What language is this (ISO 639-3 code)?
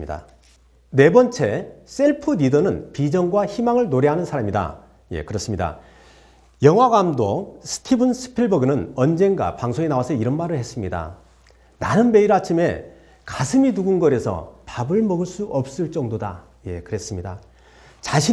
kor